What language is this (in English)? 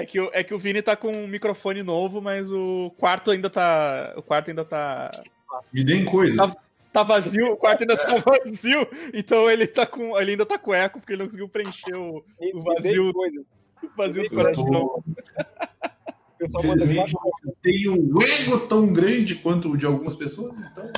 Portuguese